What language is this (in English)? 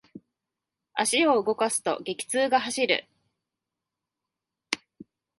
Japanese